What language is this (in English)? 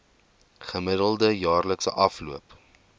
Afrikaans